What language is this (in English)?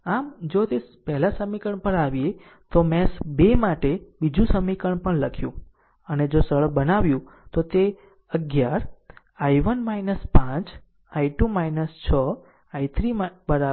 Gujarati